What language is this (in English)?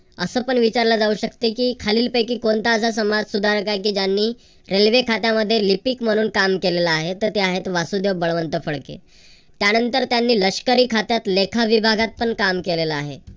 Marathi